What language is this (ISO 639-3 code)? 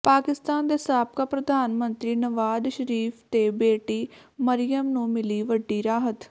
pan